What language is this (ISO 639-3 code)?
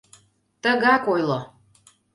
chm